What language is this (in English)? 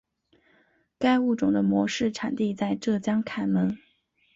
Chinese